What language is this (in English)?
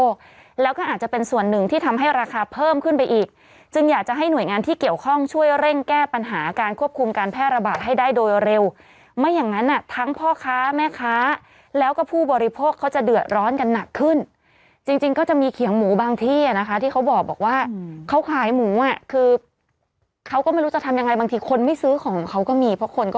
Thai